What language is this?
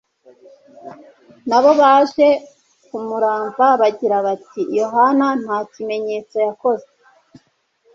Kinyarwanda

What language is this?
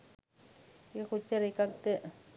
Sinhala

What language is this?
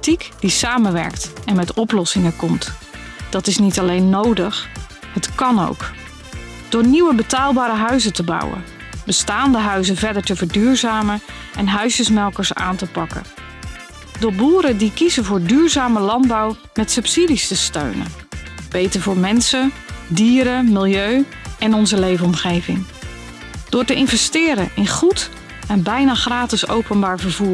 Dutch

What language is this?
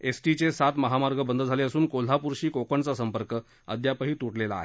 Marathi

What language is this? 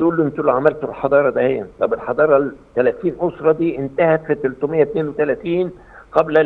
Arabic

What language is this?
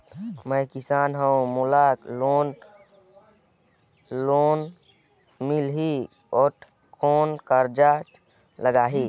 Chhattisgarhi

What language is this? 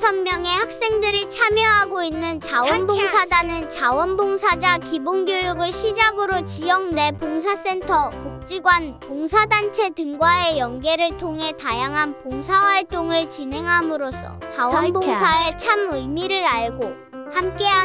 Korean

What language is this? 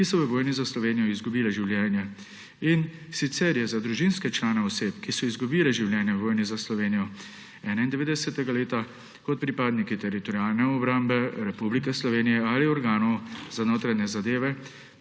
Slovenian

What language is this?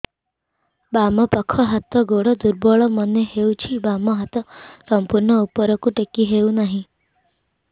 Odia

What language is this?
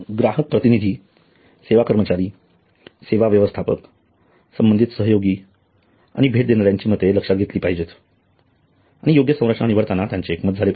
Marathi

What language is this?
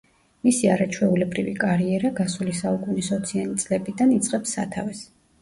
Georgian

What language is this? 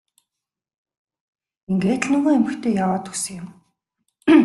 Mongolian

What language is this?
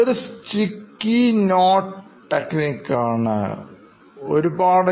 Malayalam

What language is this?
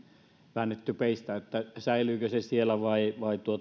Finnish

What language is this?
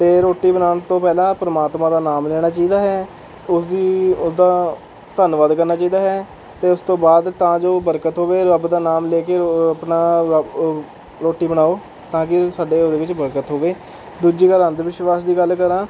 Punjabi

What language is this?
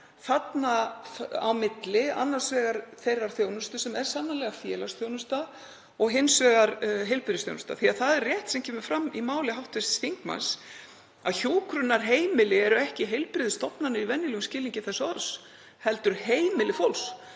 Icelandic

